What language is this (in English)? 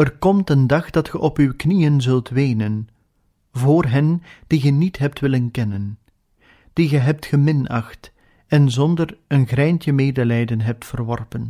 Dutch